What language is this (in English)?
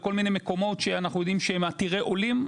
Hebrew